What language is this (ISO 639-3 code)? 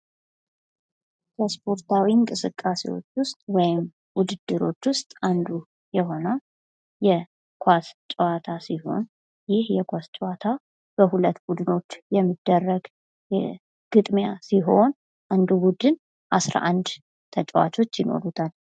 amh